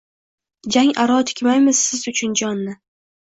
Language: Uzbek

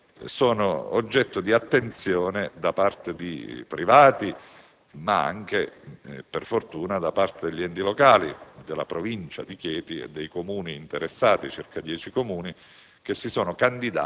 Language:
Italian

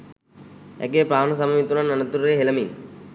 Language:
Sinhala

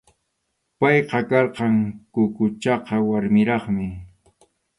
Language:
Arequipa-La Unión Quechua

